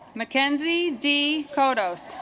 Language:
English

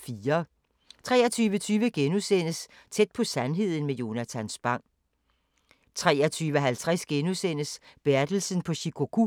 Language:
Danish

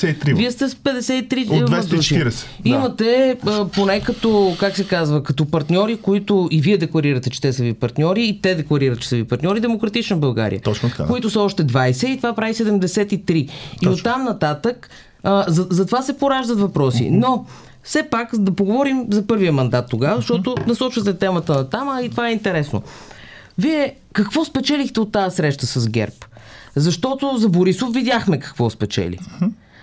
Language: Bulgarian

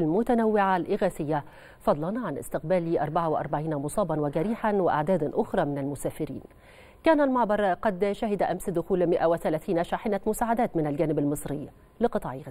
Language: Arabic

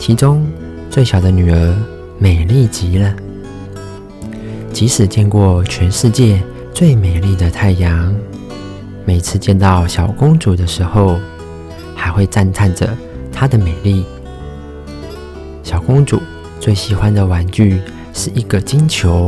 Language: Chinese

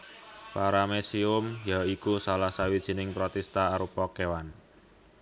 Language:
Javanese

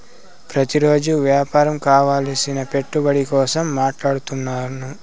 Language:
Telugu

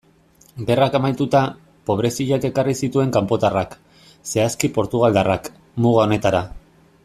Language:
Basque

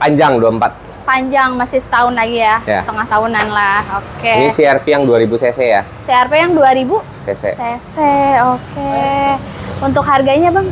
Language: Indonesian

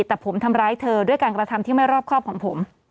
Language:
Thai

